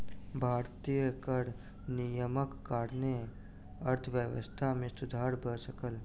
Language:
Maithili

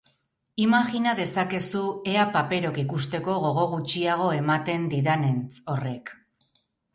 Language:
Basque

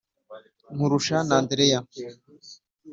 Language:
Kinyarwanda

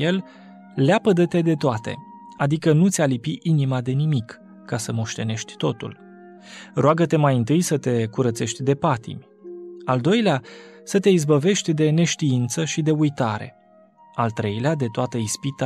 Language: Romanian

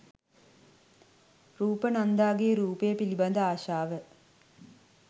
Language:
Sinhala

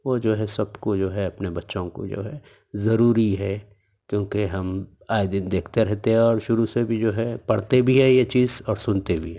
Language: Urdu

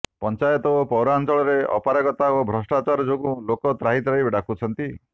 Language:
Odia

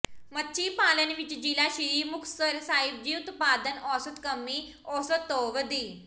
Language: Punjabi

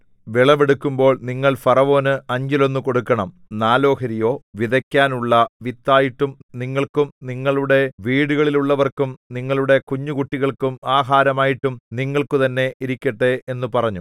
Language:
Malayalam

